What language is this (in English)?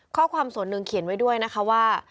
Thai